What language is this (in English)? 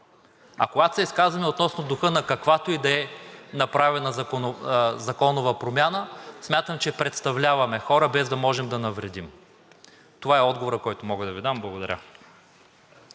Bulgarian